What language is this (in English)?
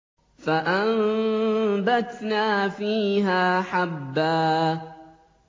Arabic